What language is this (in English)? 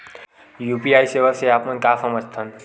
Chhattisgarhi